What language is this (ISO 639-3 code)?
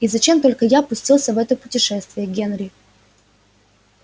rus